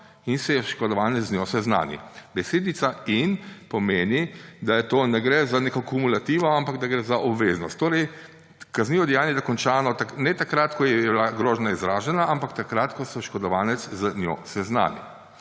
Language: Slovenian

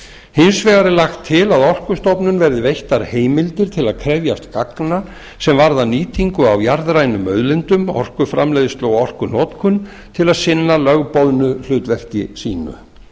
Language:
Icelandic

